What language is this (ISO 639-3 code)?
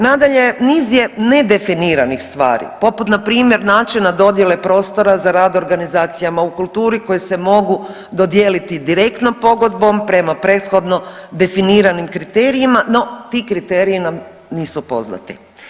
hrv